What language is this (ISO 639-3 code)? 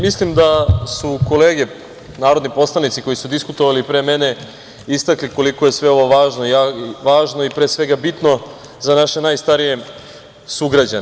srp